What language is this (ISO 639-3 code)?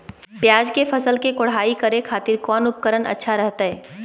mag